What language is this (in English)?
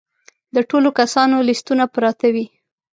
Pashto